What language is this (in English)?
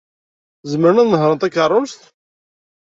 Kabyle